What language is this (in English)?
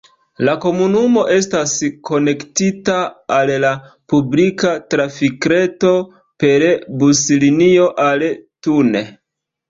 Esperanto